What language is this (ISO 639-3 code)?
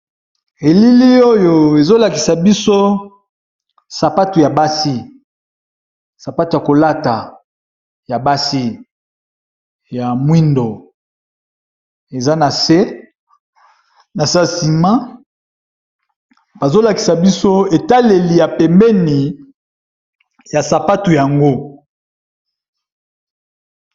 lin